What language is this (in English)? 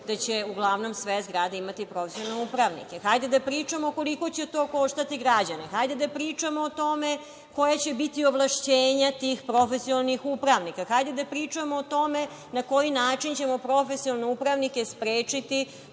Serbian